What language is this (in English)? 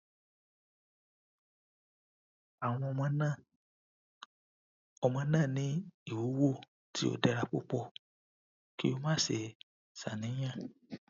Yoruba